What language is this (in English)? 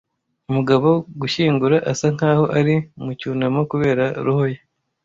Kinyarwanda